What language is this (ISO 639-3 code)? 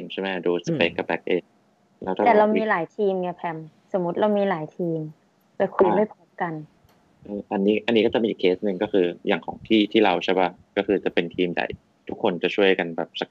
tha